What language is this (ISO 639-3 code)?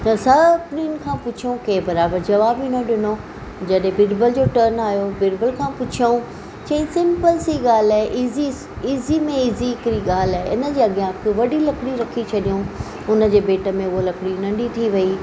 snd